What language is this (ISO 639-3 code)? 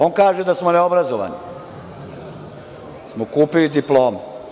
srp